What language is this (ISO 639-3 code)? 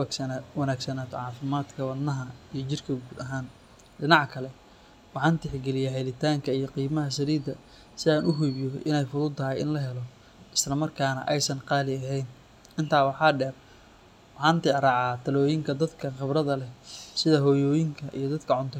som